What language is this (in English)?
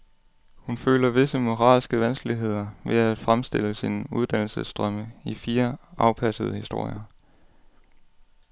Danish